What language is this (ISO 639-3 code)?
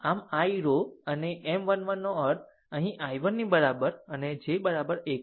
guj